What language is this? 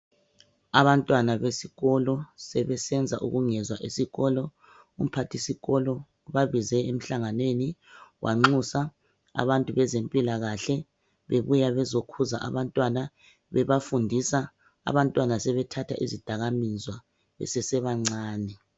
North Ndebele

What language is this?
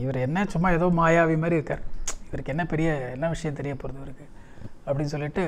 Tamil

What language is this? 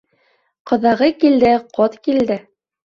Bashkir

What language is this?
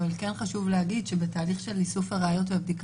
Hebrew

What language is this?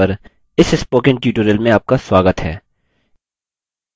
Hindi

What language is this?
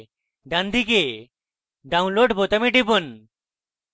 Bangla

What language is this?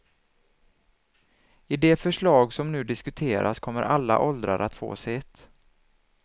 Swedish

